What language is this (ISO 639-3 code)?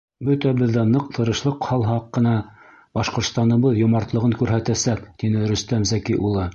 bak